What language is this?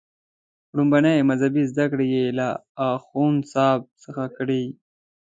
Pashto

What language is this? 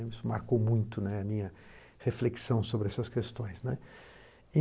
Portuguese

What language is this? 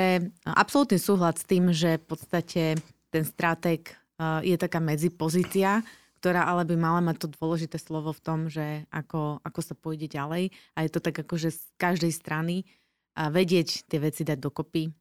Slovak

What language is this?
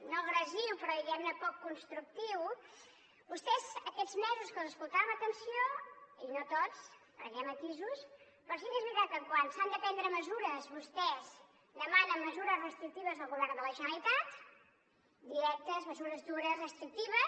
Catalan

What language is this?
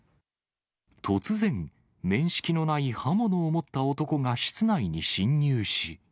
Japanese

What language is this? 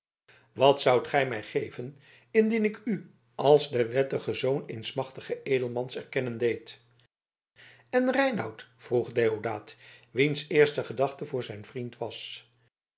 Dutch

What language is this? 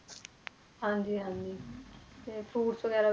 Punjabi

